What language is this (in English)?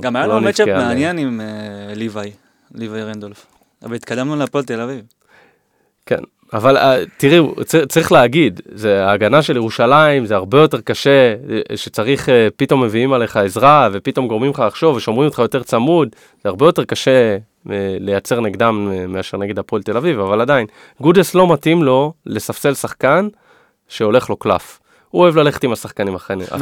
Hebrew